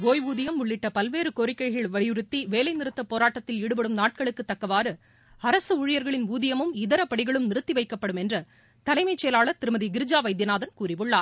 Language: Tamil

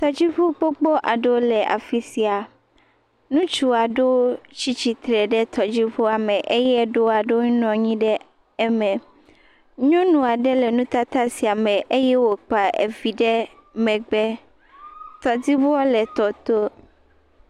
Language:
Ewe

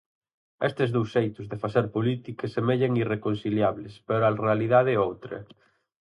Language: Galician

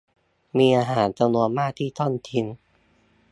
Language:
Thai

